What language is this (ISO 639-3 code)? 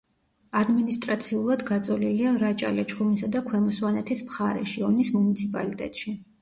kat